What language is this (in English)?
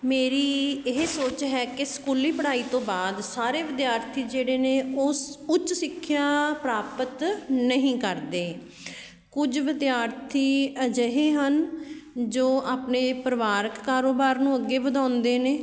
Punjabi